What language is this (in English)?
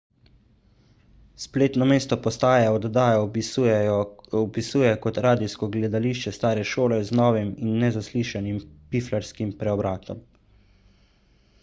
Slovenian